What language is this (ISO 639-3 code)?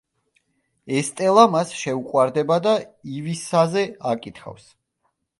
kat